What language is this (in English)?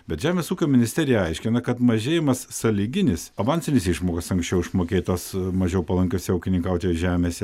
Lithuanian